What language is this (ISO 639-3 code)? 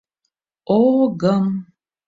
chm